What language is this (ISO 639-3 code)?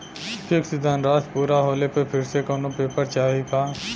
bho